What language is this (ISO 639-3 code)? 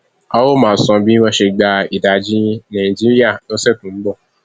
yor